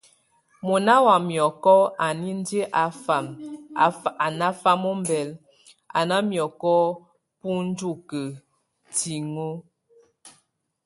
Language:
Tunen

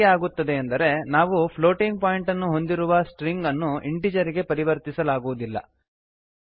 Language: Kannada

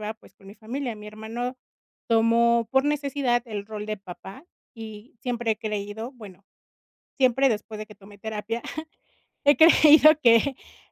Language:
Spanish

